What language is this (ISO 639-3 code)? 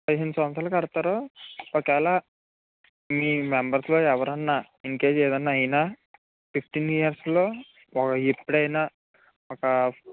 tel